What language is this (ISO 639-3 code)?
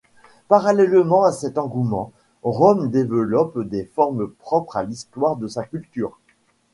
fra